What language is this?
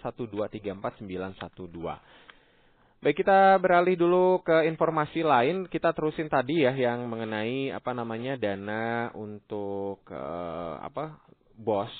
Indonesian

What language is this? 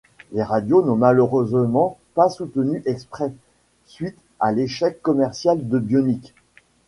French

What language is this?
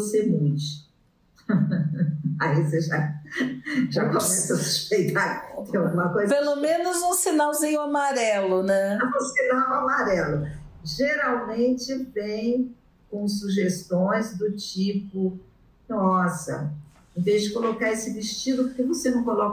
Portuguese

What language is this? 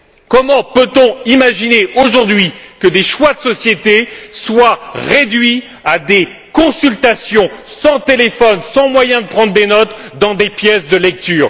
French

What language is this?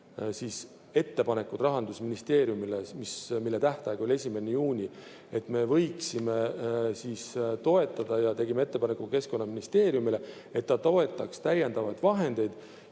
Estonian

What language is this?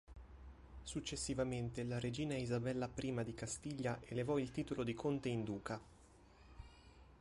Italian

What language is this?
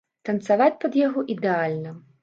Belarusian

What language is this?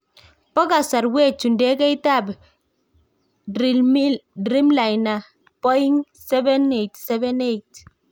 Kalenjin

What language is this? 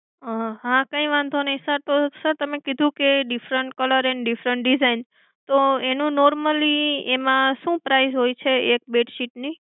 Gujarati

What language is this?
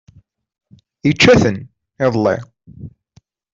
Kabyle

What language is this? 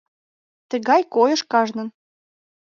Mari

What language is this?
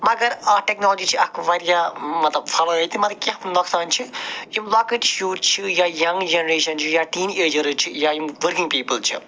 Kashmiri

